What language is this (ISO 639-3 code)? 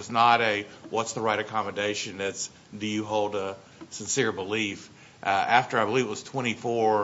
eng